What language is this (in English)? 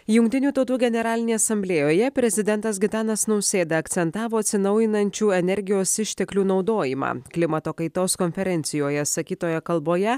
Lithuanian